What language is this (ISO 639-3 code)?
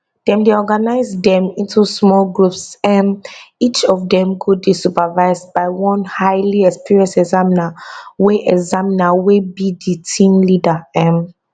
pcm